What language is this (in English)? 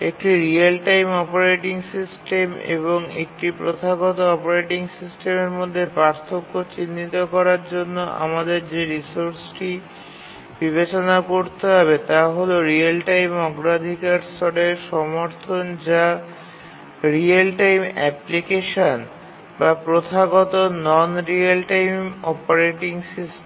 Bangla